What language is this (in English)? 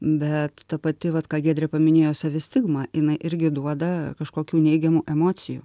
Lithuanian